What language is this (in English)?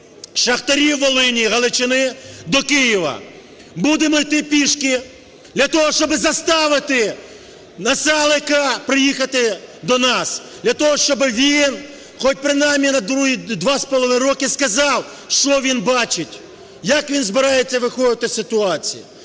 Ukrainian